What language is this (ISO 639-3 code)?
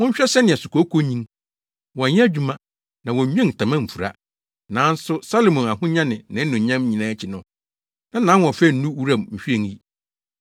aka